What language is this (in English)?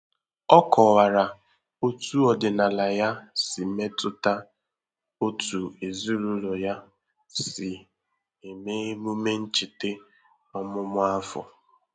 Igbo